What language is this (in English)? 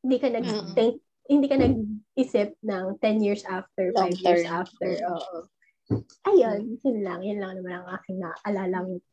Filipino